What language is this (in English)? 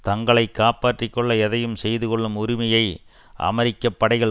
Tamil